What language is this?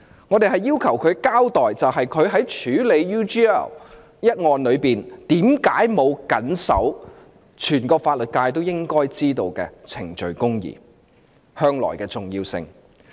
Cantonese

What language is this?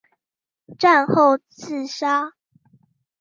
Chinese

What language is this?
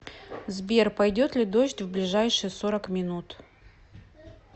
Russian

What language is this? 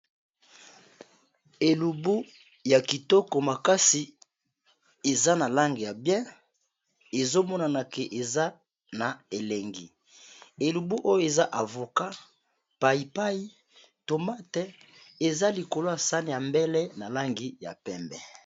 Lingala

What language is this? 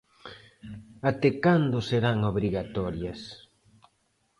Galician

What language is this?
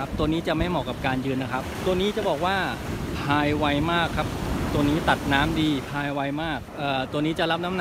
Thai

